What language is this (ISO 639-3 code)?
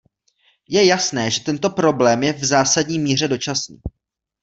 ces